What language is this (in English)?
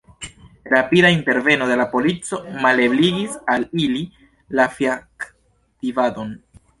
Esperanto